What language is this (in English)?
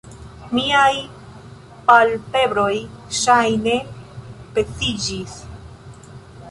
Esperanto